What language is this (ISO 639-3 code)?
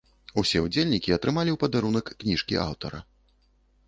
bel